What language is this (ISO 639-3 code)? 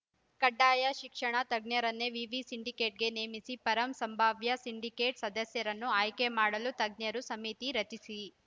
kan